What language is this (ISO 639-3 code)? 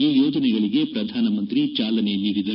kan